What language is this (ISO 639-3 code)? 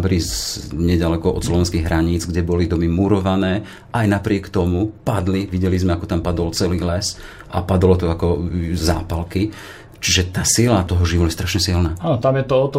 slk